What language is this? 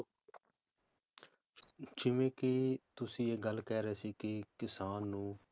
Punjabi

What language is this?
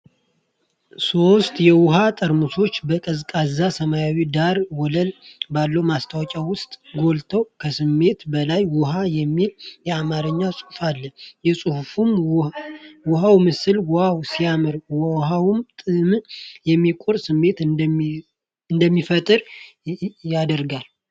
Amharic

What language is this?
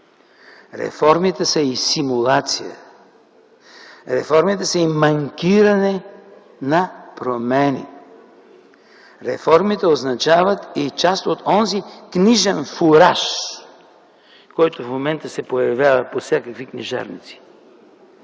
Bulgarian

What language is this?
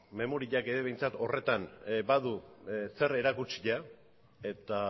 Basque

